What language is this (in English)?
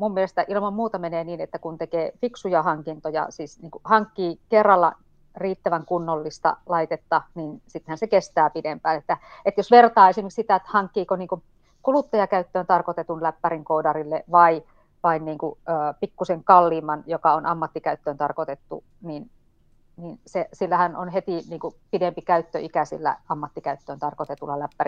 Finnish